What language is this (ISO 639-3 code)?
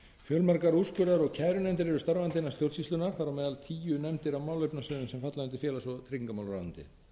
isl